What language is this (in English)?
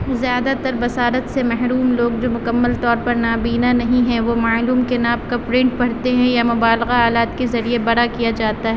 Urdu